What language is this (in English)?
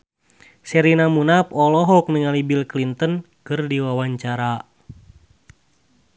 Sundanese